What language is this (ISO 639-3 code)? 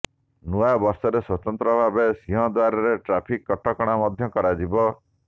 ori